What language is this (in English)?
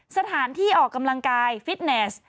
Thai